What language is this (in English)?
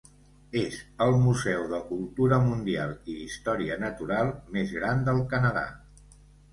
Catalan